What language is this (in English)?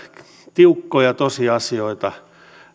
Finnish